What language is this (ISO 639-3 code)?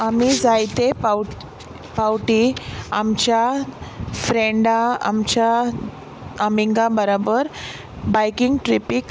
kok